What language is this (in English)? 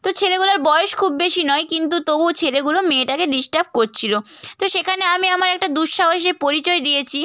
Bangla